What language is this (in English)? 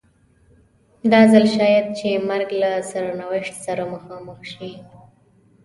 Pashto